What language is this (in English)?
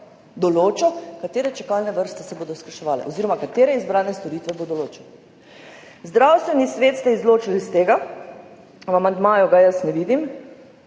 Slovenian